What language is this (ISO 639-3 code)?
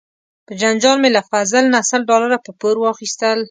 pus